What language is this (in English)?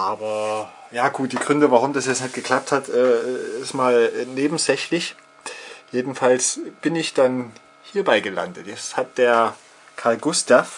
German